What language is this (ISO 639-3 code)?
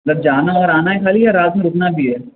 urd